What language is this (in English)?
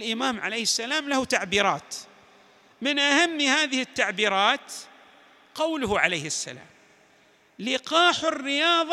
Arabic